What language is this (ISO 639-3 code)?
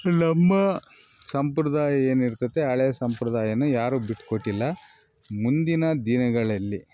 kan